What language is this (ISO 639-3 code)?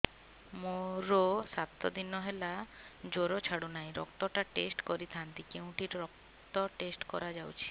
ori